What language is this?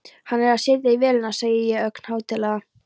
Icelandic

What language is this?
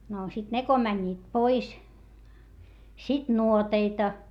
Finnish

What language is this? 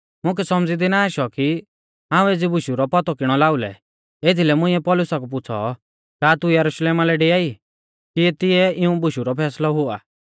Mahasu Pahari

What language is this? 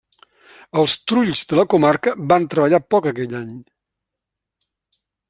Catalan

